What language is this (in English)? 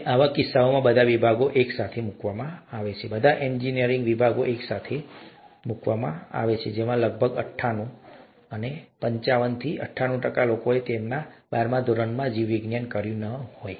Gujarati